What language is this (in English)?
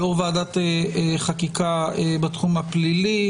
Hebrew